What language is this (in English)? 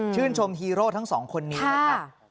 Thai